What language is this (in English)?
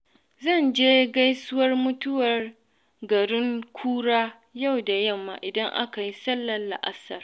Hausa